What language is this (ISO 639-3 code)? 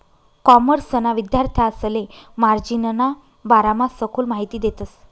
mar